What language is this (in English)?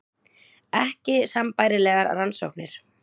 Icelandic